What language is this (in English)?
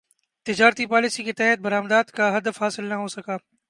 Urdu